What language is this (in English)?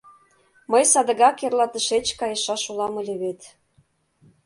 Mari